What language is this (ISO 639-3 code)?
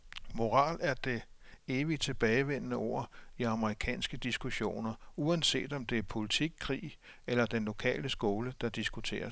dan